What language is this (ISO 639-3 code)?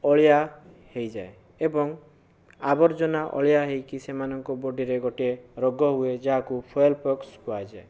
ori